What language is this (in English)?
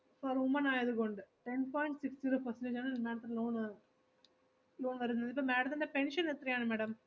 Malayalam